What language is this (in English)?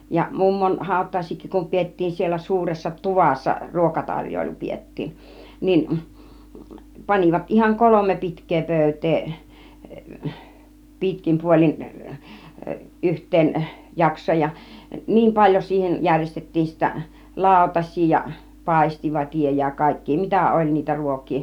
Finnish